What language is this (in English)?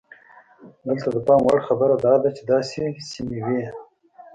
Pashto